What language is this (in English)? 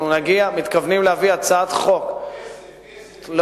Hebrew